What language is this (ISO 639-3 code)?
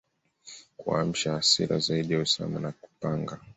swa